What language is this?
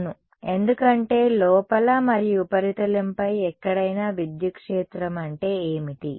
Telugu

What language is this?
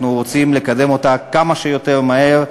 Hebrew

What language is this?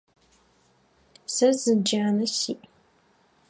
Adyghe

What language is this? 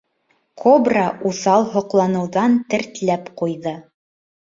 Bashkir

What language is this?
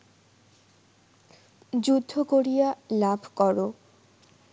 Bangla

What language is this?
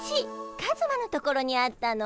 Japanese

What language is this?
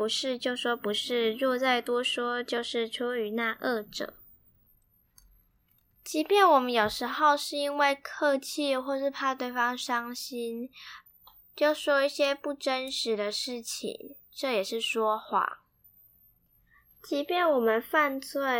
Chinese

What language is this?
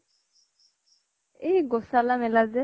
Assamese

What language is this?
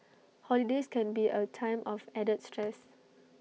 English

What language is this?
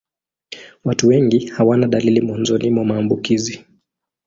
Swahili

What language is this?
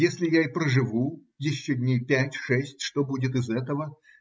Russian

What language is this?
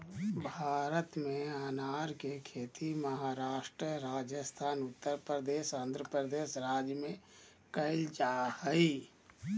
Magahi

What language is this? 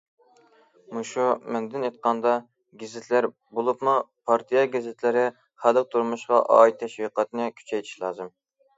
Uyghur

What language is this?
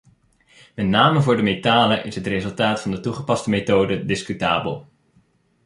Dutch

